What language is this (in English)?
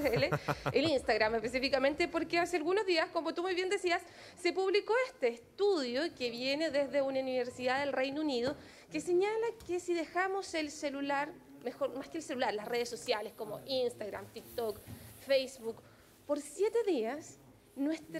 Spanish